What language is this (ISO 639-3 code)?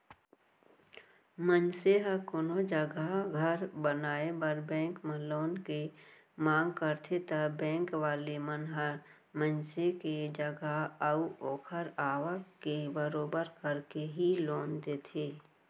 hne